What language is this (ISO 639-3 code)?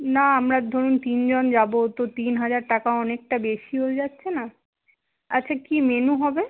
ben